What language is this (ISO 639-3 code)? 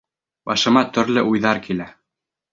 bak